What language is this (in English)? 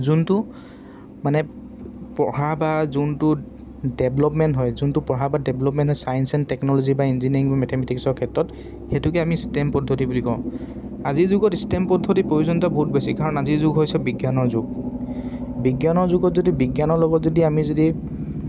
Assamese